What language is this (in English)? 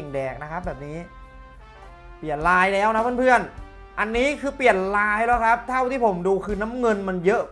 Thai